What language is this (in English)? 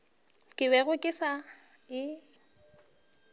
Northern Sotho